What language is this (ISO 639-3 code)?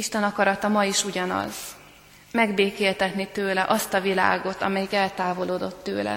hun